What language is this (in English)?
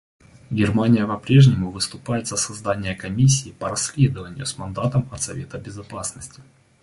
Russian